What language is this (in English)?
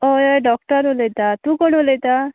Konkani